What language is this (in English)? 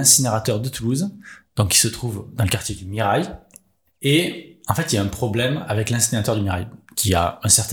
French